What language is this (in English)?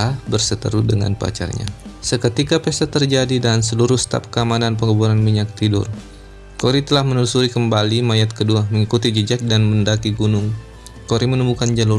Indonesian